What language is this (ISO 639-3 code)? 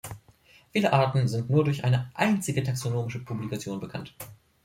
deu